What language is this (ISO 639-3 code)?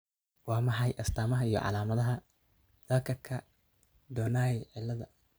som